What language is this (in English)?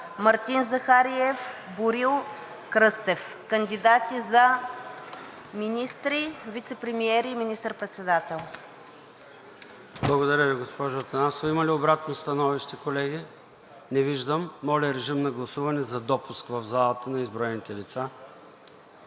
Bulgarian